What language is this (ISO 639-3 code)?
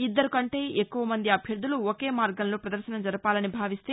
tel